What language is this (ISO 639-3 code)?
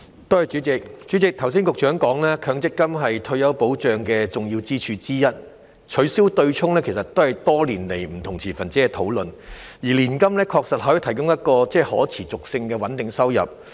yue